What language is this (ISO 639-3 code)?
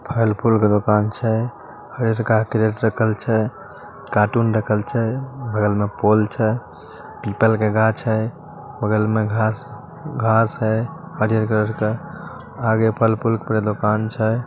mag